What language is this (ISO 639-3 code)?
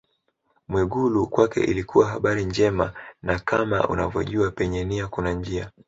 swa